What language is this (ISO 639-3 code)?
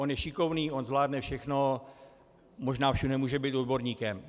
ces